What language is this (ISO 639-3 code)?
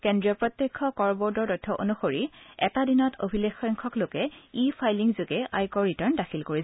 asm